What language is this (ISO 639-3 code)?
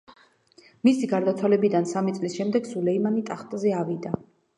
kat